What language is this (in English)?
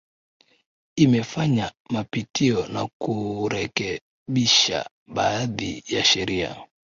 Swahili